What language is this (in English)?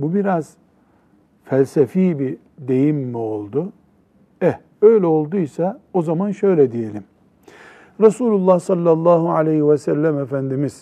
Turkish